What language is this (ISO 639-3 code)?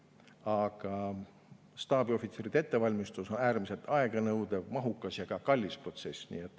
est